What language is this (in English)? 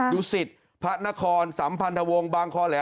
Thai